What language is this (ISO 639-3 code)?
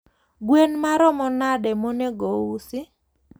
luo